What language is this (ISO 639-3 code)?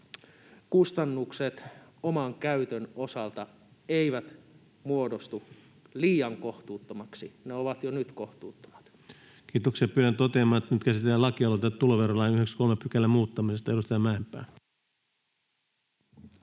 fin